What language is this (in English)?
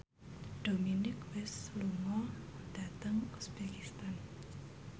Javanese